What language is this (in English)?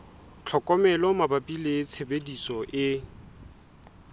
Southern Sotho